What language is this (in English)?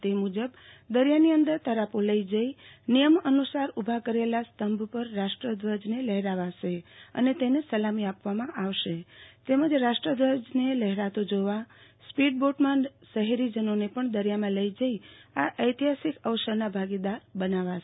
Gujarati